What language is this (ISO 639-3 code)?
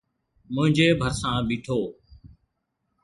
snd